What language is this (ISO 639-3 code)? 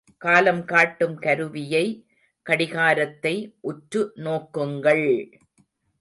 tam